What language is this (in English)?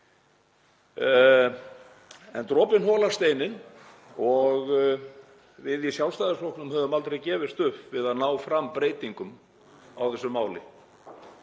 Icelandic